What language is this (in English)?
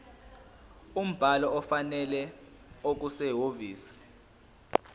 Zulu